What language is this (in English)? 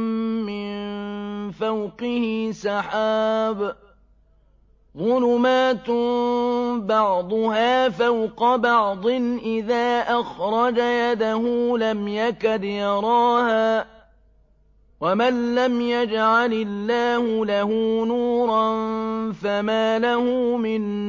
Arabic